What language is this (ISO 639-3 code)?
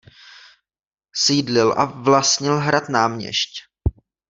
ces